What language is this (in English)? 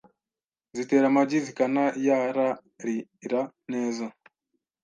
Kinyarwanda